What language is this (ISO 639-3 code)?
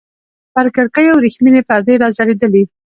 pus